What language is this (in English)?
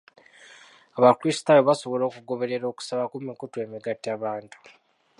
Ganda